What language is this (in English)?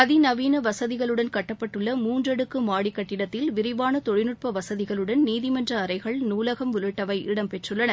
Tamil